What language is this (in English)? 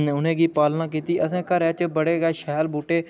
Dogri